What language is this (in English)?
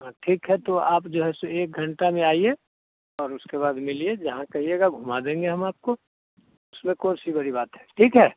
Hindi